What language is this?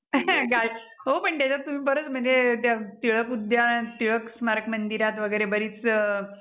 Marathi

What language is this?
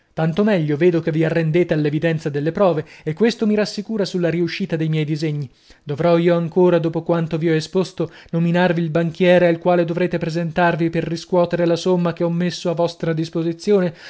Italian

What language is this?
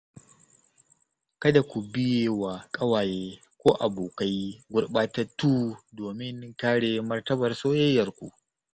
Hausa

